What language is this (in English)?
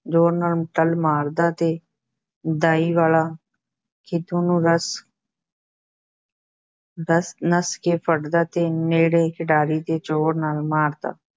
Punjabi